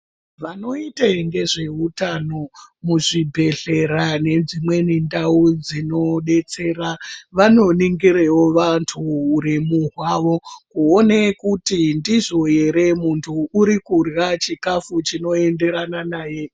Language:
Ndau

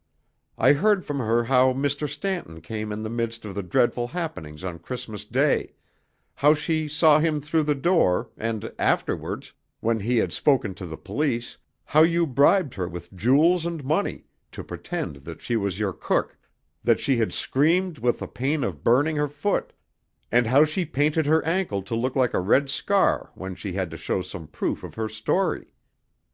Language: English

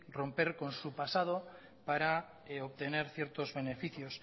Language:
Spanish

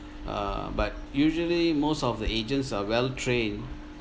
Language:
English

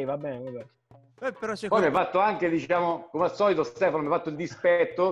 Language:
Italian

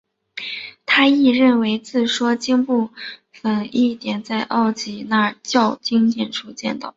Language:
Chinese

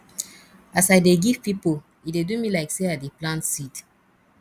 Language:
Nigerian Pidgin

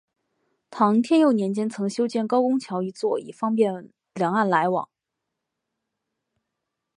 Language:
Chinese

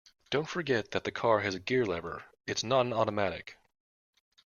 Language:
English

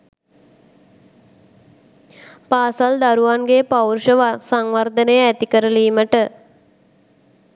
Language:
Sinhala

